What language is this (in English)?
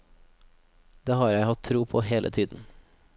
Norwegian